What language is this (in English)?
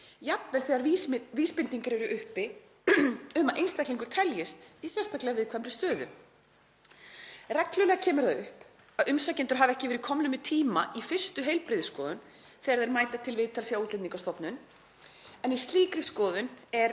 Icelandic